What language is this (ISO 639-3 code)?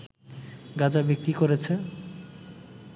ben